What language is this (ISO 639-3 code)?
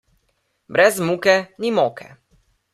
slv